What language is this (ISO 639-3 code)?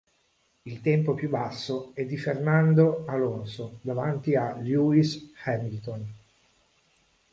ita